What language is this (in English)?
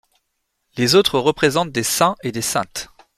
French